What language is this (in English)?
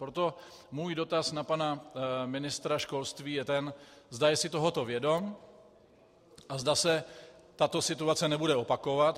Czech